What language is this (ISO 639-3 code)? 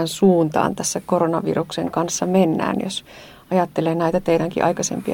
fin